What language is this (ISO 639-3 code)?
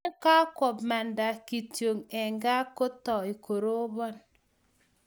kln